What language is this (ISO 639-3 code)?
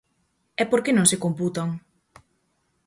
glg